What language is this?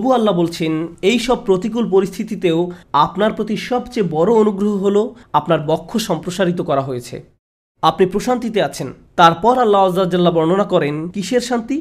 Bangla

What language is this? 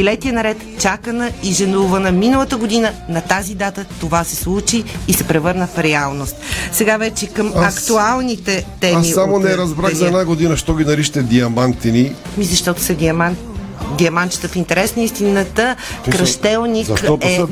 Bulgarian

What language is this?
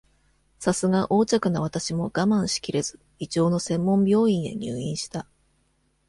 Japanese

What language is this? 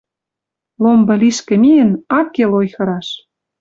Western Mari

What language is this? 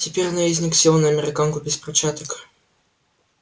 Russian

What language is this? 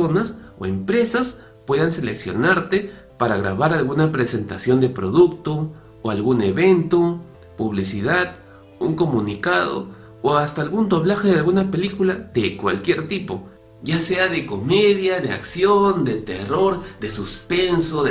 Spanish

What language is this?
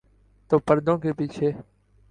Urdu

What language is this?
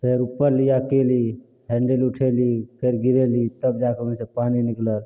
Maithili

